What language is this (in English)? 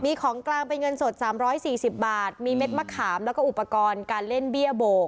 Thai